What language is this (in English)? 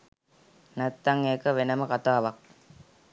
Sinhala